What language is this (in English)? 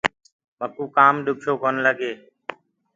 Gurgula